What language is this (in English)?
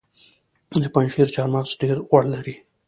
Pashto